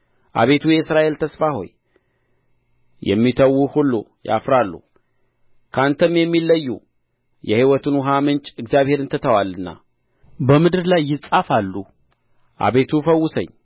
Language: Amharic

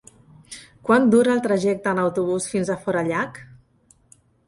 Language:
Catalan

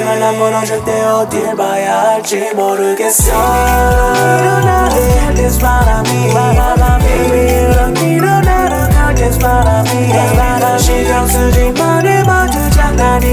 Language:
Korean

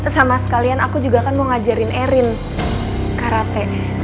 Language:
Indonesian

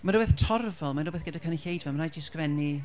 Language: Welsh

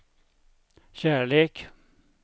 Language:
Swedish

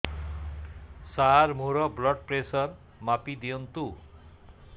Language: Odia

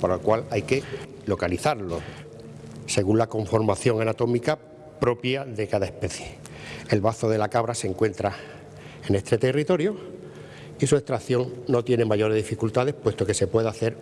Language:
Spanish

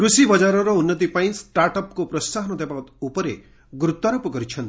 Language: Odia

